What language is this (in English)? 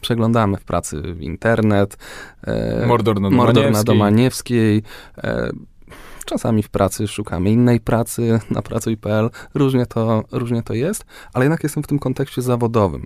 Polish